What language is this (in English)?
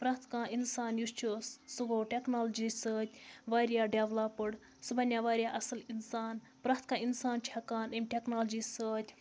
Kashmiri